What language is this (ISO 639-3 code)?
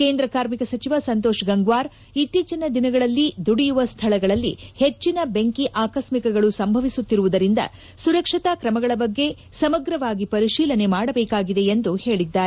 kan